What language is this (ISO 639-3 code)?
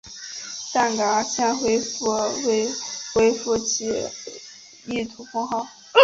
zho